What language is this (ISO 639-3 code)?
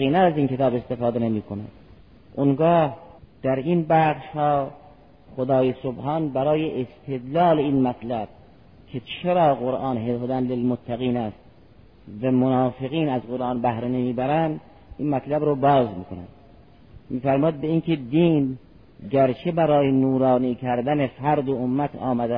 fas